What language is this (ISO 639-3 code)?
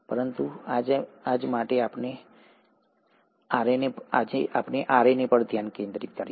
guj